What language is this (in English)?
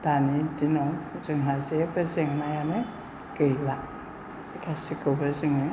Bodo